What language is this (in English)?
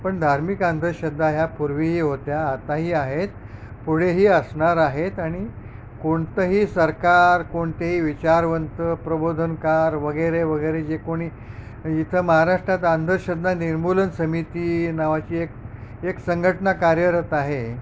Marathi